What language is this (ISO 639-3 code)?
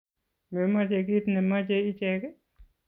kln